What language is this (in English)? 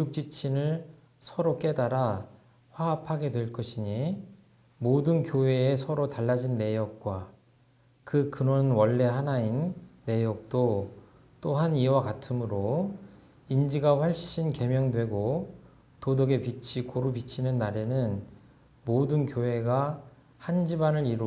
Korean